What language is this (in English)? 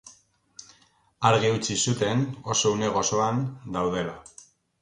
Basque